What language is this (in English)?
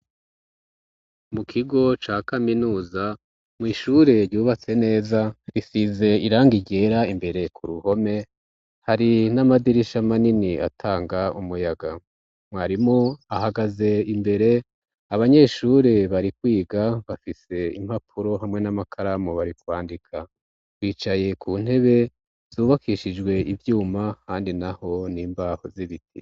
Rundi